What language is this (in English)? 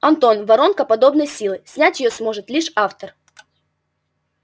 Russian